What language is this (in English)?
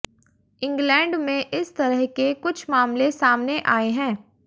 Hindi